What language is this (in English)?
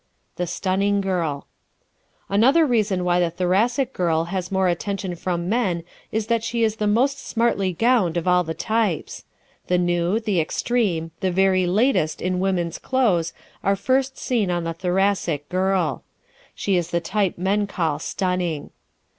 English